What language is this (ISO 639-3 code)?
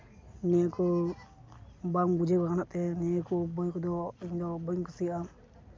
sat